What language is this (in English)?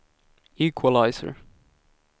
Swedish